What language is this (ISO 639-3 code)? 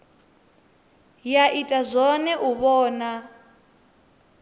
ven